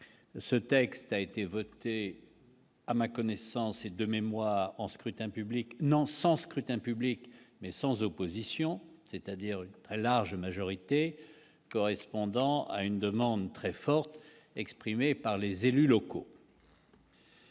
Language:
French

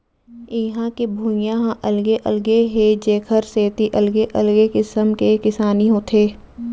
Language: Chhattisgarhi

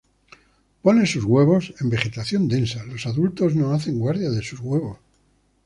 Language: Spanish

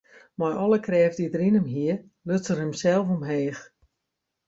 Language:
Western Frisian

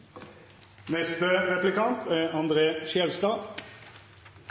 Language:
Norwegian Bokmål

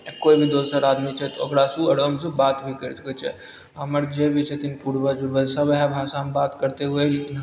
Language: Maithili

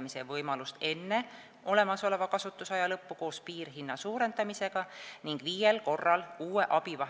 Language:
Estonian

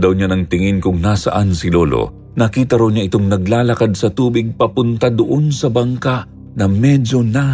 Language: Filipino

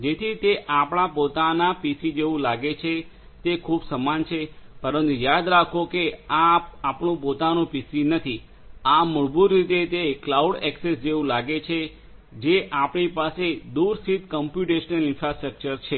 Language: Gujarati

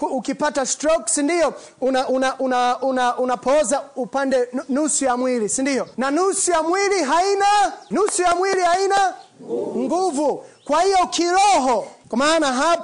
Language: Swahili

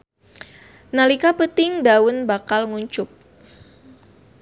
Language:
Sundanese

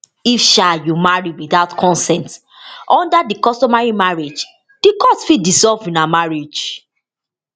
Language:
Nigerian Pidgin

